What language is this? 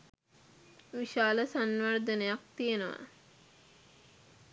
Sinhala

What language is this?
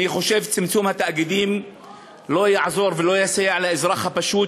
Hebrew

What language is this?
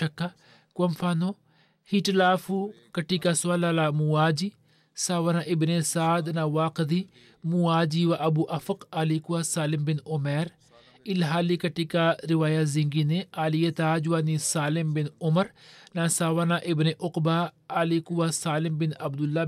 Swahili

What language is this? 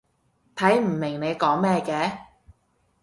Cantonese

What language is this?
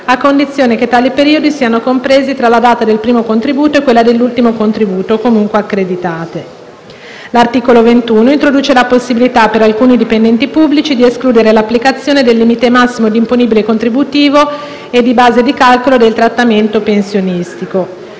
Italian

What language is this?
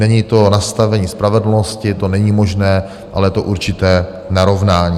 Czech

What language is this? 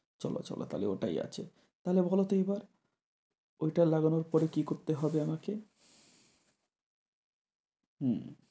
Bangla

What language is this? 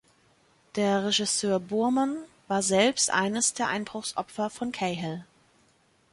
German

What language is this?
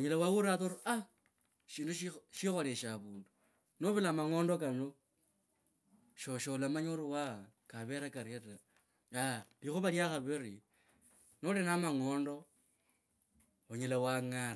Kabras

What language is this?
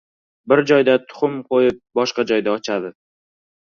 Uzbek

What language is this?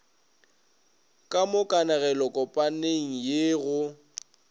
Northern Sotho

